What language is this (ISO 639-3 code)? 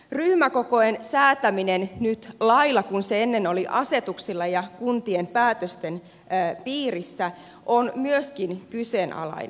fin